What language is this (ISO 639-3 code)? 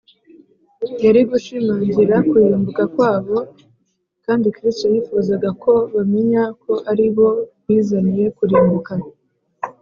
kin